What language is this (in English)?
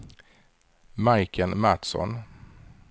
Swedish